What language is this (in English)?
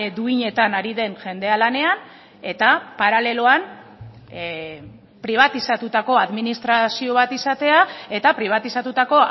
Basque